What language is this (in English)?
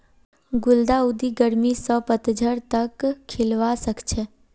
Magahi